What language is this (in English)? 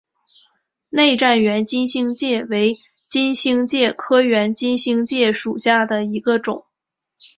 Chinese